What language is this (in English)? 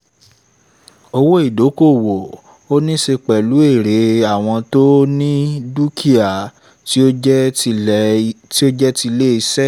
Yoruba